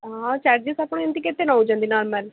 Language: Odia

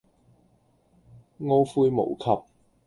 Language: Cantonese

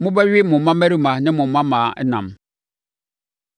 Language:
Akan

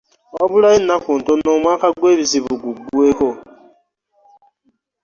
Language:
Ganda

